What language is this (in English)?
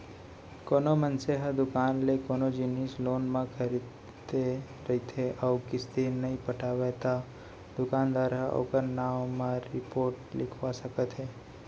Chhattisgarhi